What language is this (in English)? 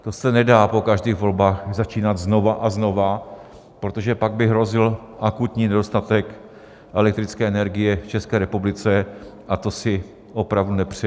Czech